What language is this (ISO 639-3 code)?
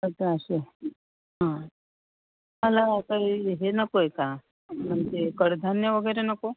mar